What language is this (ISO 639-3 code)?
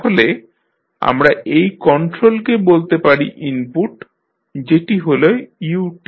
ben